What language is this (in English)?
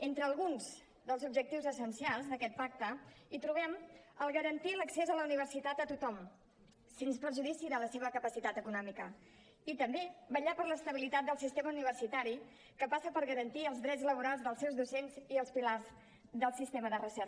Catalan